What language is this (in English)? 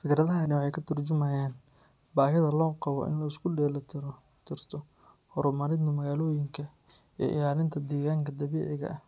Somali